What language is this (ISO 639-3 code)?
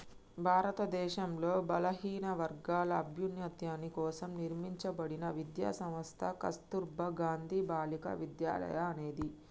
tel